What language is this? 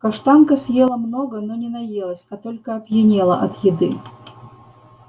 Russian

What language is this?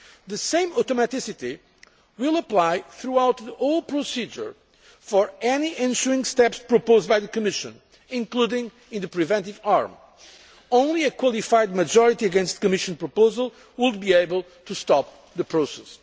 English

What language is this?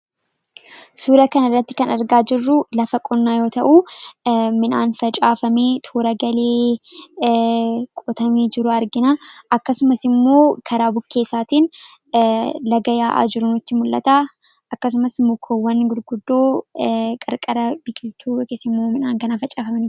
Oromo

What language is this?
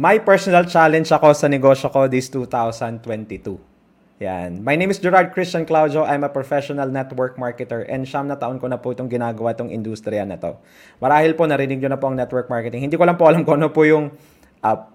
Filipino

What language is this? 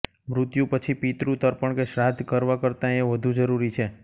Gujarati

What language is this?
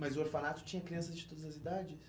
Portuguese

